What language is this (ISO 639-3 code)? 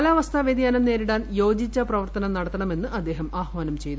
mal